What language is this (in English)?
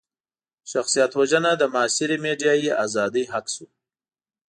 Pashto